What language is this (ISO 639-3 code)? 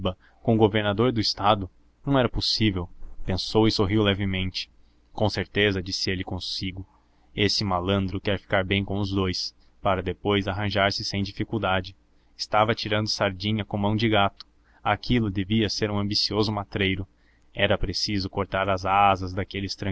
por